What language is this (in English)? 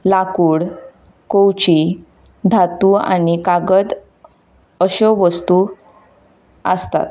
Konkani